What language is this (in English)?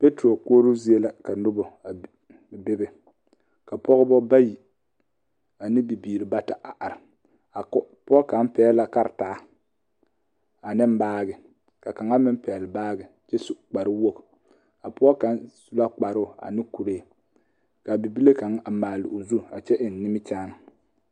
Southern Dagaare